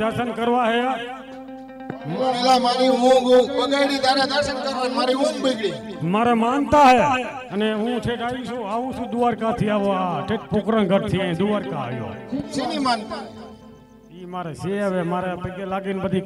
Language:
Arabic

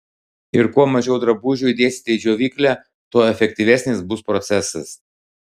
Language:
Lithuanian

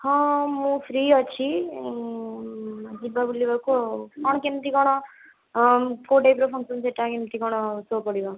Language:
Odia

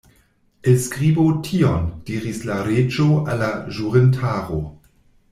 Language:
Esperanto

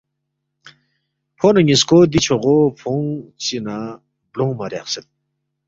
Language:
Balti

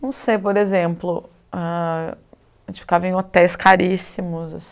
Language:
Portuguese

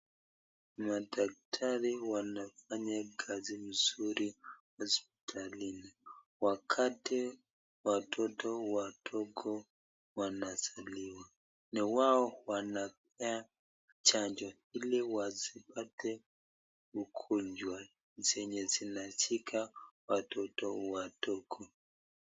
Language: Swahili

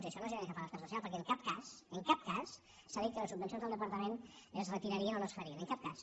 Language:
Catalan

